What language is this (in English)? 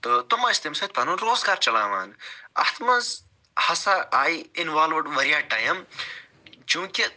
Kashmiri